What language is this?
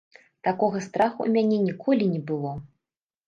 Belarusian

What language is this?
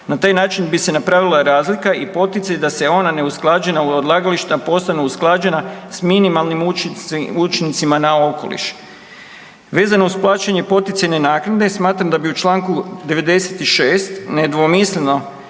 Croatian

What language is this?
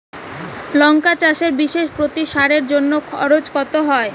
Bangla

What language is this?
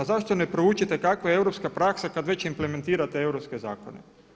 Croatian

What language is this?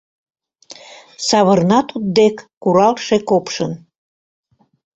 Mari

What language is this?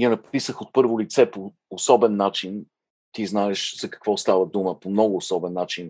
Bulgarian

